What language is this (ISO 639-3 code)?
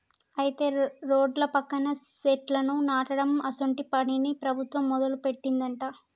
tel